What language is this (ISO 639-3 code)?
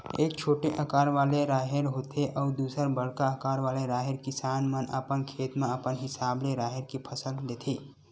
hne